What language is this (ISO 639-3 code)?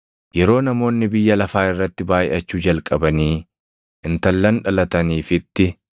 orm